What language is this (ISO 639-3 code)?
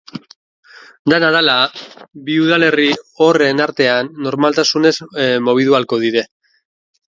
eus